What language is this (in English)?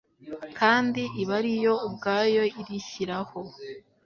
Kinyarwanda